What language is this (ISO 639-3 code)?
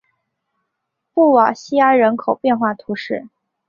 zho